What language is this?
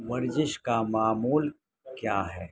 Urdu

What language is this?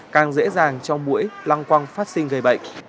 Vietnamese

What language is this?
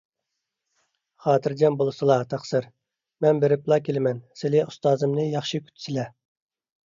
Uyghur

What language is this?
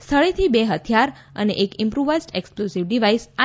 Gujarati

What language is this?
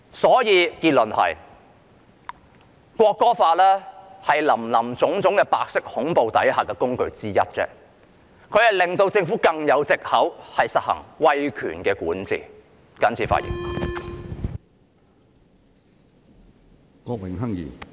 Cantonese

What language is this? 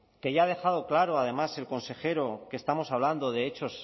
Spanish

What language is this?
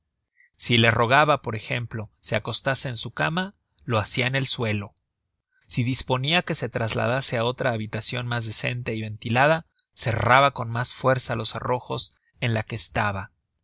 Spanish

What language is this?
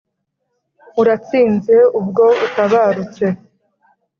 Kinyarwanda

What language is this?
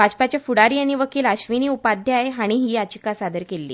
Konkani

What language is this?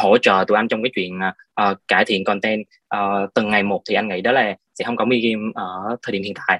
Vietnamese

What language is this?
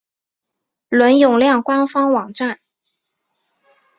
Chinese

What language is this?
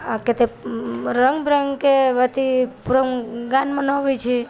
Maithili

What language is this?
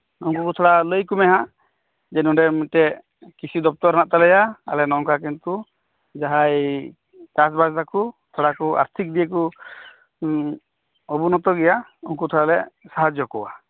Santali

